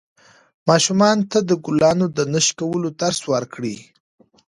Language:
Pashto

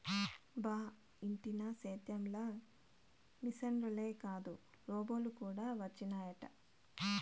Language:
Telugu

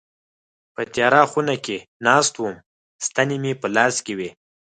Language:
Pashto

